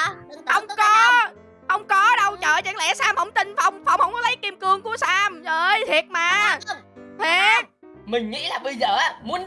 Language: Vietnamese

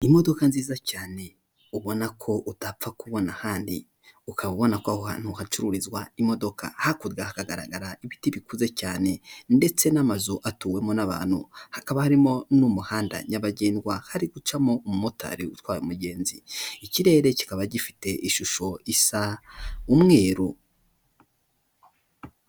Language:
Kinyarwanda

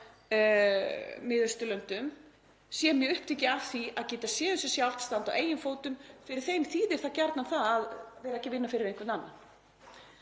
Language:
Icelandic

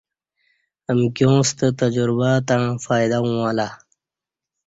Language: Kati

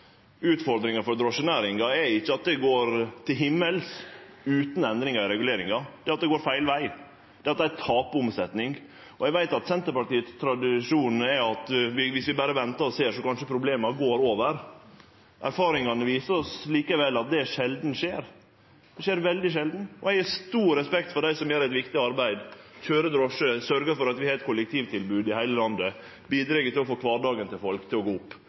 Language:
Norwegian Nynorsk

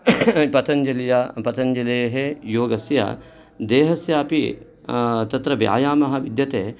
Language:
Sanskrit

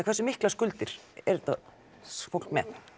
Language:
Icelandic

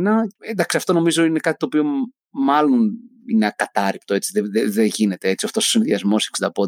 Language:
Greek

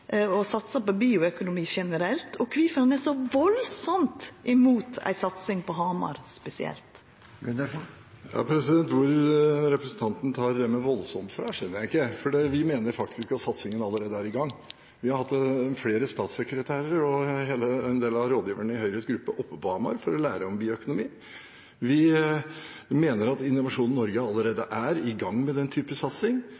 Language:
Norwegian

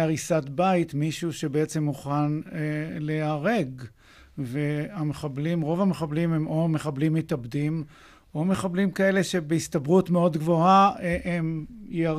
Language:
Hebrew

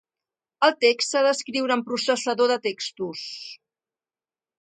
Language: Catalan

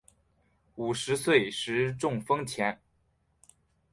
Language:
Chinese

